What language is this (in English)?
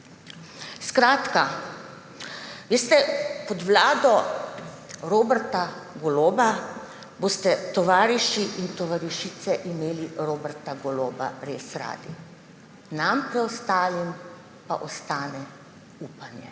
Slovenian